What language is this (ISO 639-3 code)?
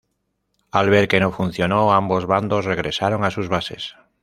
spa